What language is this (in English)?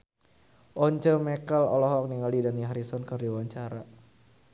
Sundanese